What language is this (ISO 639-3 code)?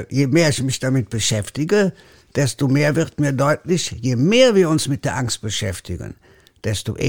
deu